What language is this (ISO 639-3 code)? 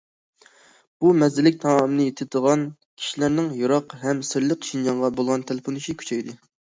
uig